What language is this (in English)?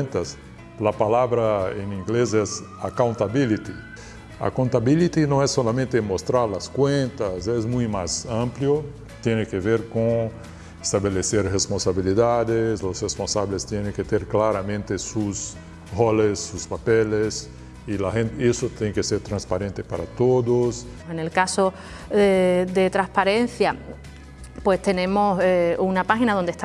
Spanish